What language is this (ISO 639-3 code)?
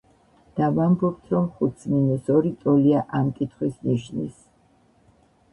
kat